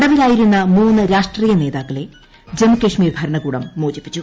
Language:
Malayalam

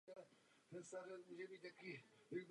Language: Czech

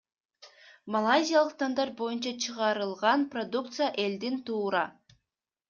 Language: Kyrgyz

